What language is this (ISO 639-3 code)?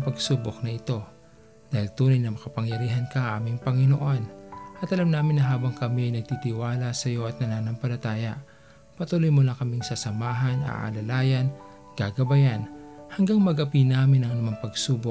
fil